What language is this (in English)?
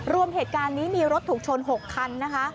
Thai